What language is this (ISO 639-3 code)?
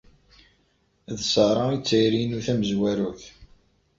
kab